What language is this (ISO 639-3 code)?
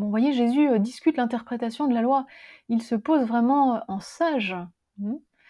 fra